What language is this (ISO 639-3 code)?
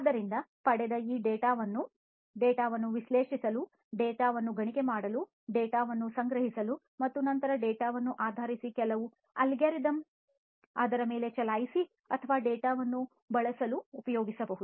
kan